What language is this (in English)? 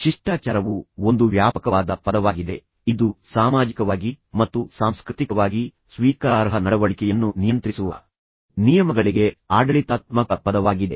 Kannada